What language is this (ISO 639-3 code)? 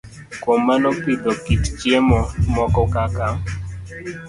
luo